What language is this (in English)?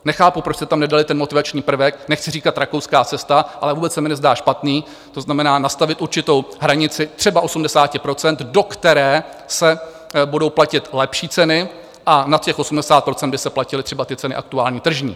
Czech